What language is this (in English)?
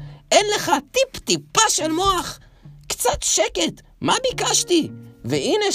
Hebrew